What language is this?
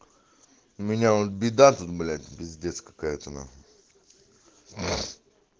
Russian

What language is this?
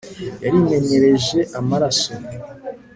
Kinyarwanda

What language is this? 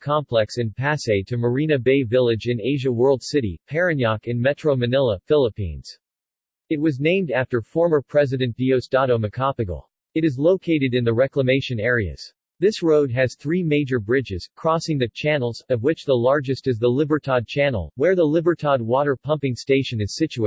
English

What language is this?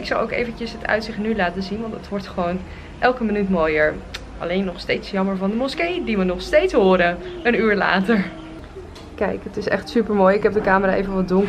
Dutch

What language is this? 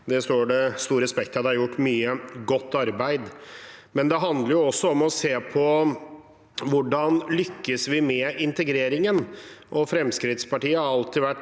Norwegian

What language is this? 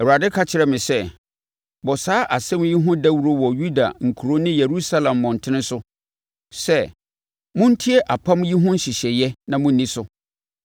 Akan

